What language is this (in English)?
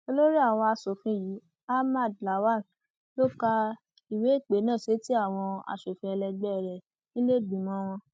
Yoruba